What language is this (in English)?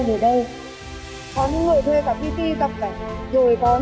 Vietnamese